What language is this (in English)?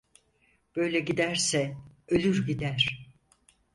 Turkish